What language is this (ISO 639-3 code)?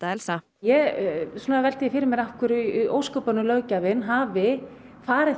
isl